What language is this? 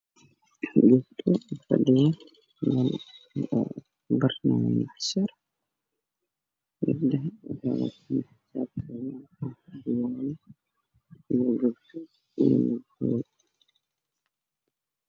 Somali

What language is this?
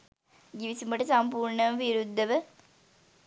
Sinhala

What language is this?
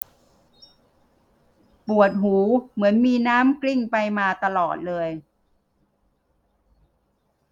Thai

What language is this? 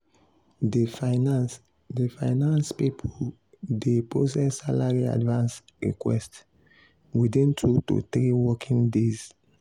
Nigerian Pidgin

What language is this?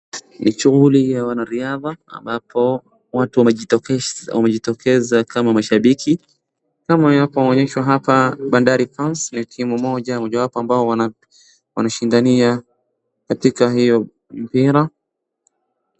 Swahili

